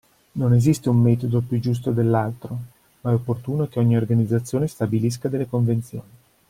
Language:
Italian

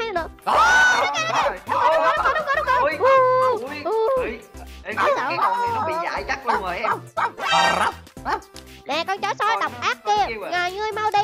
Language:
Vietnamese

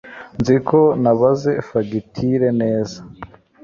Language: Kinyarwanda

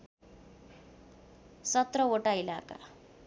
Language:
Nepali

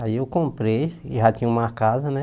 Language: Portuguese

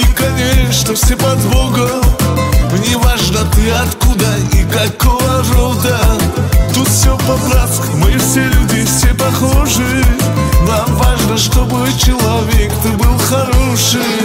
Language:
Russian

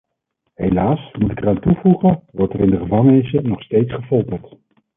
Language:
Dutch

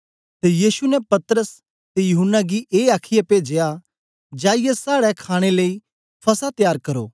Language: Dogri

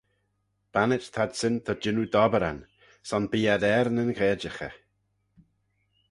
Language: Manx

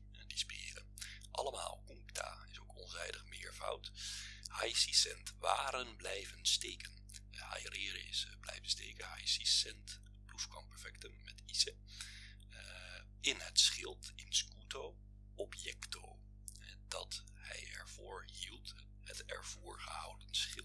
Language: Dutch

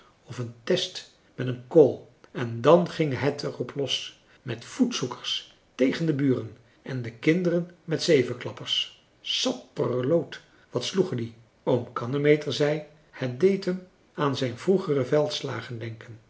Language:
Dutch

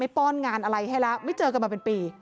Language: Thai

